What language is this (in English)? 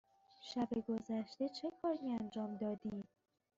Persian